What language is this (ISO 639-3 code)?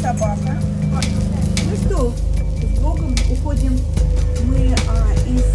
rus